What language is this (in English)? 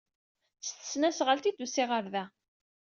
Kabyle